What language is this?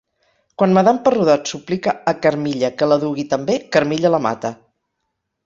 Catalan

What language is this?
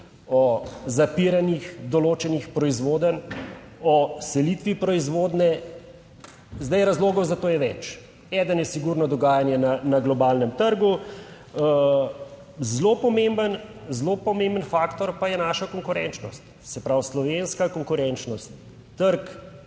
Slovenian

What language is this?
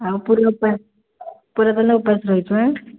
Odia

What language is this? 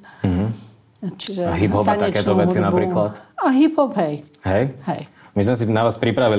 Slovak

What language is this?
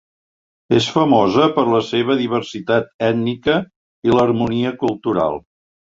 Catalan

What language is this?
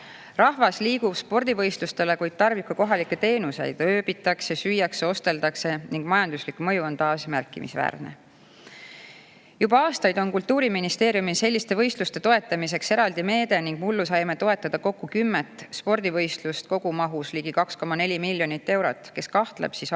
Estonian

